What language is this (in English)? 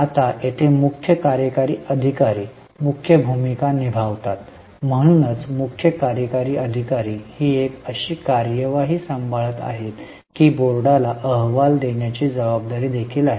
Marathi